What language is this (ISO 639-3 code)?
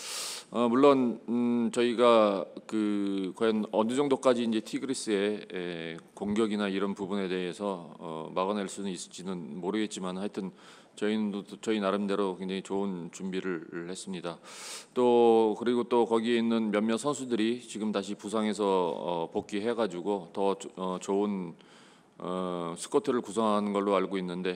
kor